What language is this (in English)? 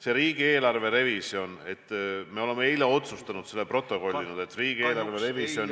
Estonian